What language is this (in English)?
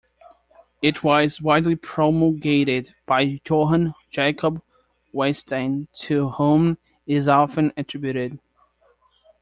English